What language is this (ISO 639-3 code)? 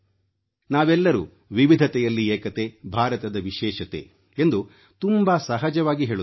kan